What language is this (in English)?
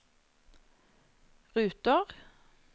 Norwegian